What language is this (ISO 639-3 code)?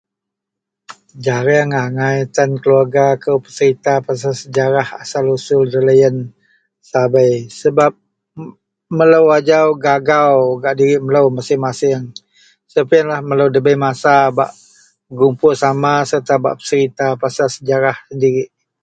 mel